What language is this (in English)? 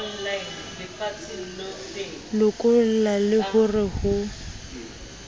Southern Sotho